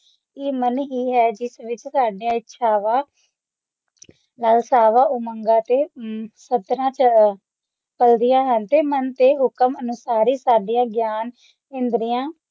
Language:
Punjabi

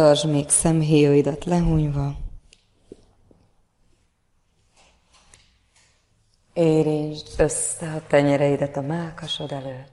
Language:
Hungarian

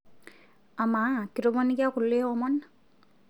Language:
Masai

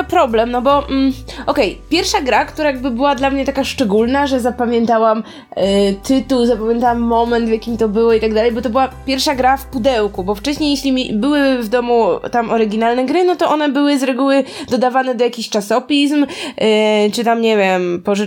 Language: Polish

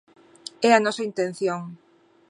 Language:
Galician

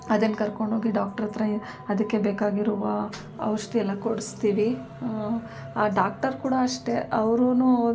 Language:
Kannada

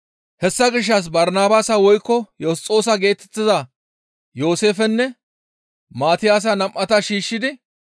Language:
Gamo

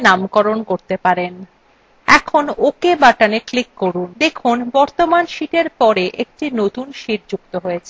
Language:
Bangla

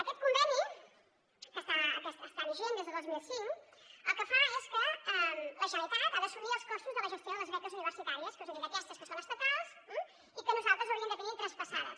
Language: Catalan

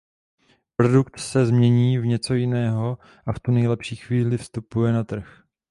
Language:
Czech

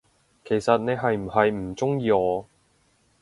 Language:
Cantonese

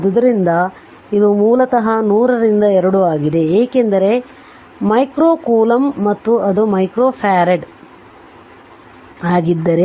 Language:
Kannada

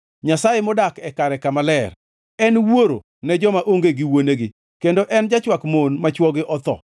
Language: Luo (Kenya and Tanzania)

